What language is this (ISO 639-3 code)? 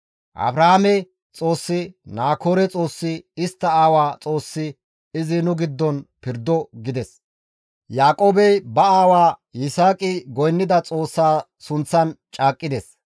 gmv